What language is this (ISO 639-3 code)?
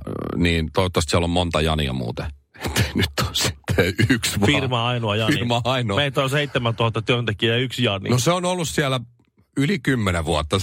fin